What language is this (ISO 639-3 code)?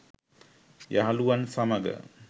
sin